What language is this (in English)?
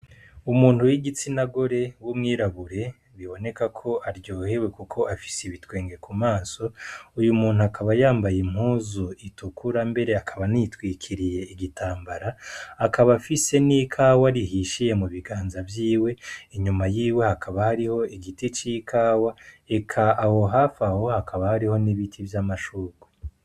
Rundi